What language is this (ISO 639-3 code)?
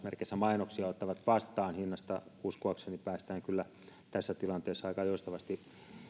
fin